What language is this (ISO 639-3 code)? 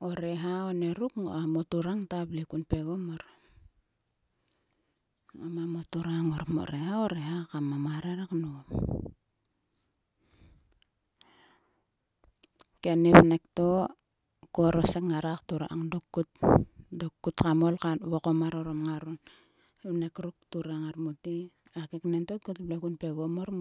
sua